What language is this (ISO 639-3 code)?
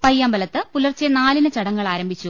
mal